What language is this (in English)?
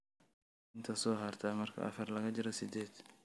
Somali